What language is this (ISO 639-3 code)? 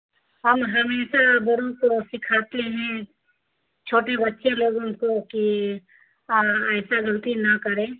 urd